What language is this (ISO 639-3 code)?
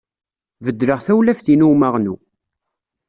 kab